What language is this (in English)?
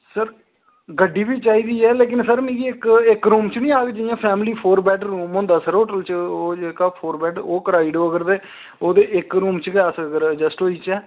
Dogri